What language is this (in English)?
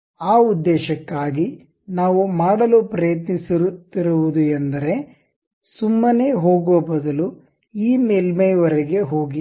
Kannada